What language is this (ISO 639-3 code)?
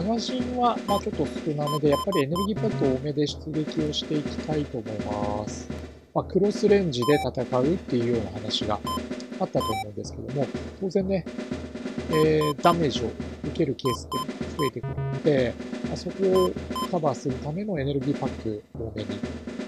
jpn